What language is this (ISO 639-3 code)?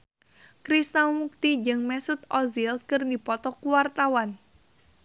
sun